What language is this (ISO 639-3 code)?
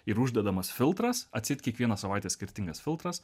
lit